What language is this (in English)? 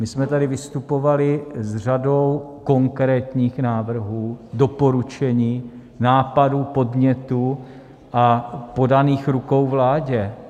Czech